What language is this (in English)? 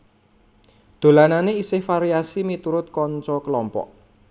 Javanese